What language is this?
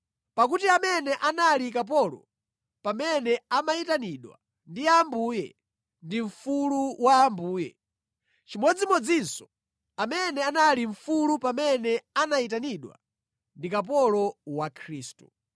Nyanja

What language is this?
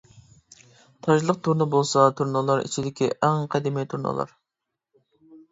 Uyghur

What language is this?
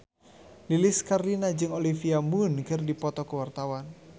Sundanese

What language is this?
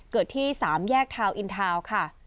Thai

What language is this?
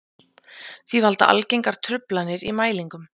Icelandic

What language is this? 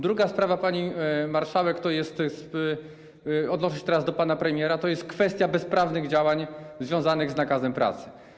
Polish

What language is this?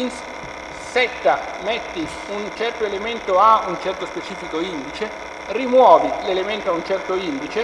Italian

